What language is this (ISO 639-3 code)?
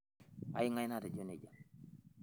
mas